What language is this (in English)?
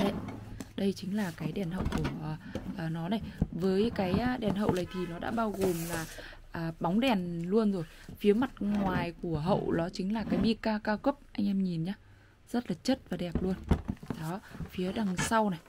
Vietnamese